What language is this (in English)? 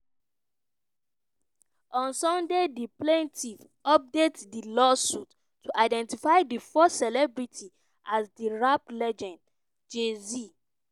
Nigerian Pidgin